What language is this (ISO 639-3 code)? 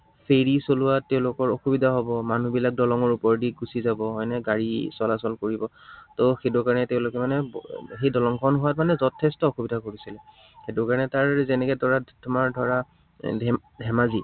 asm